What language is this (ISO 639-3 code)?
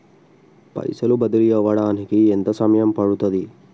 tel